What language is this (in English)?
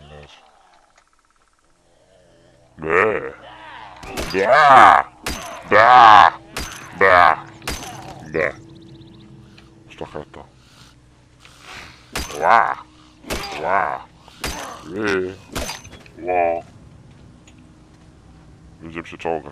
Polish